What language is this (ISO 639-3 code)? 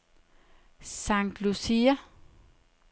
dan